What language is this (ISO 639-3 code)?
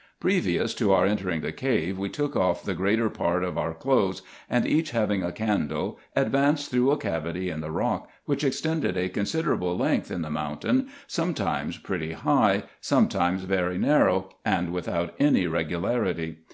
eng